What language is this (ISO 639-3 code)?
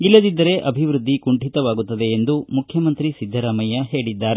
kan